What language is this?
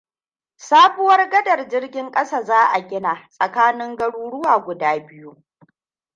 Hausa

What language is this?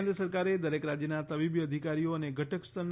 Gujarati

